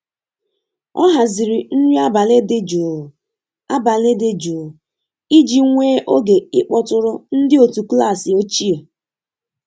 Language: Igbo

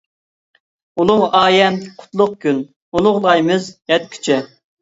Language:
Uyghur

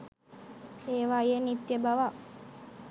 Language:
Sinhala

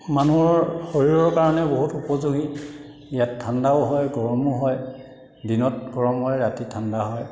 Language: Assamese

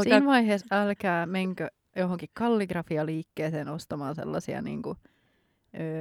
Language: Finnish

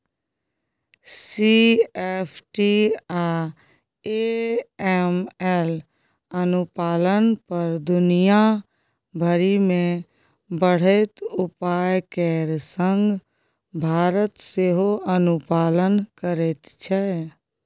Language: Maithili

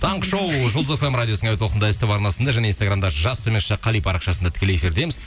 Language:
Kazakh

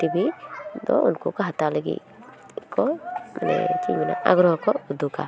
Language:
Santali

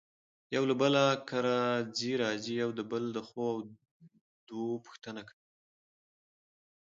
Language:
Pashto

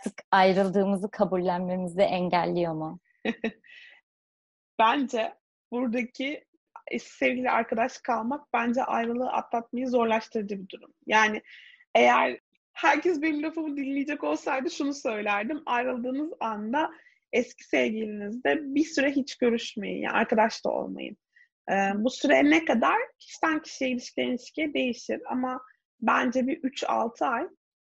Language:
Turkish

